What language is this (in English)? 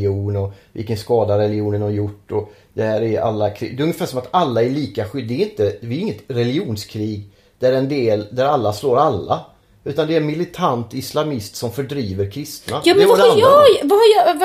Swedish